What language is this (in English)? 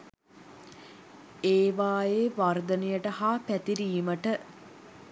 Sinhala